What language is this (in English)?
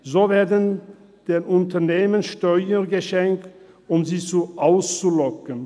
Swiss German